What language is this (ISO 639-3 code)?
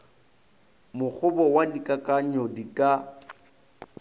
nso